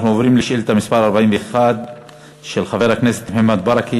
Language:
Hebrew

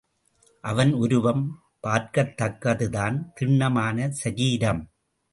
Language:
Tamil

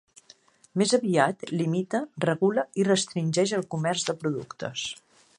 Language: Catalan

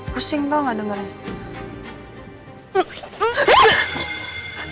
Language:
Indonesian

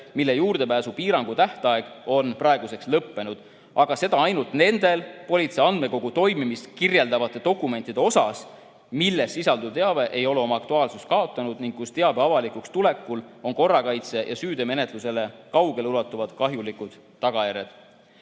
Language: Estonian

